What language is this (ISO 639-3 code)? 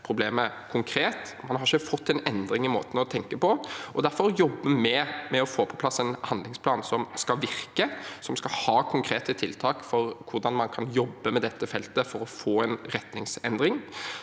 nor